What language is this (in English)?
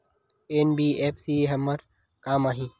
Chhattisgarhi